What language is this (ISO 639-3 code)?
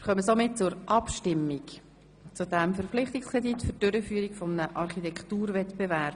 gsw